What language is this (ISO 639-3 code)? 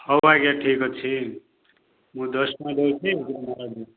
ori